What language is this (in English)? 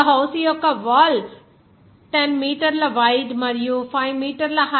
Telugu